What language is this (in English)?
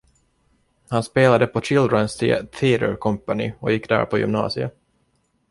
Swedish